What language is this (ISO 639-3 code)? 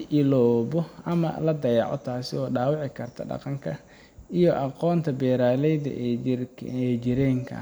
som